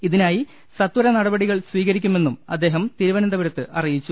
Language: Malayalam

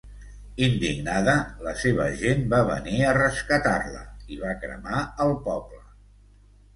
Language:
Catalan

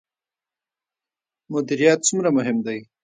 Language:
Pashto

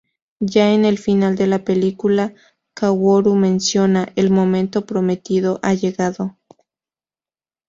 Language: Spanish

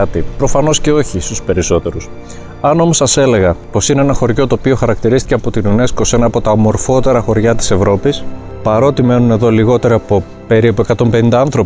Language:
Greek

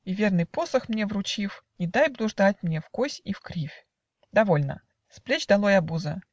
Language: Russian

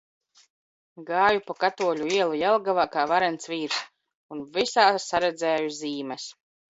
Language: Latvian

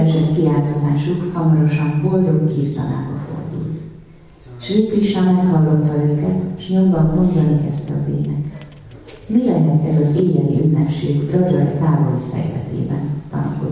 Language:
Hungarian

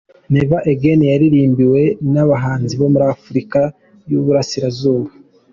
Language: Kinyarwanda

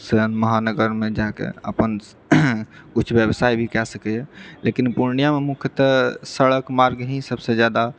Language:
Maithili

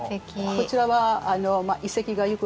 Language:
Japanese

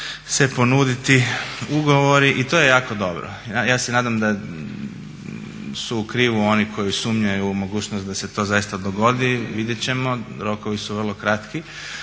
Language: Croatian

